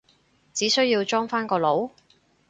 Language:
Cantonese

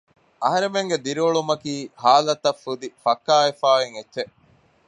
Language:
Divehi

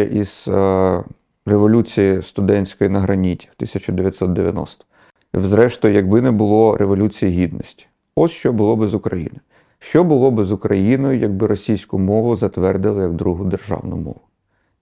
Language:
Ukrainian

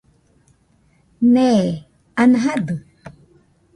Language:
Nüpode Huitoto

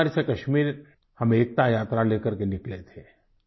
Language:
Hindi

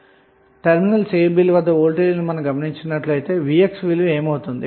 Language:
Telugu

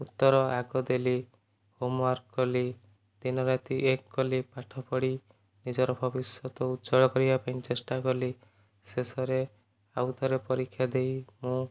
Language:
Odia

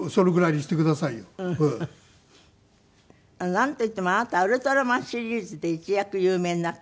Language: Japanese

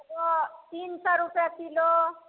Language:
Maithili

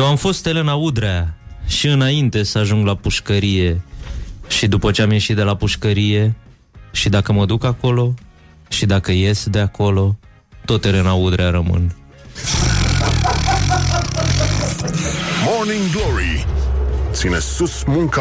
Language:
Romanian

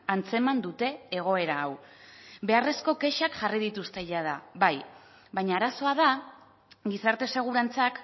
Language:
Basque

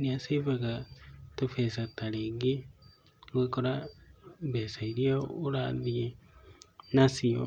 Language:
Kikuyu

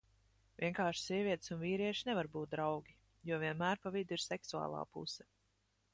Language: Latvian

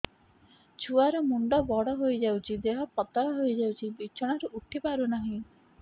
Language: Odia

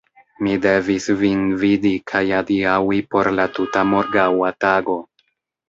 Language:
Esperanto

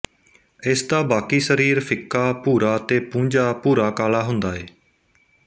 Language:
Punjabi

